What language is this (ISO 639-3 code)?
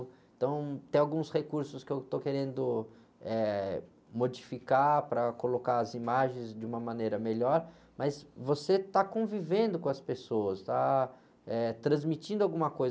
por